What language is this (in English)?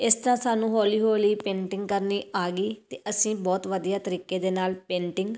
Punjabi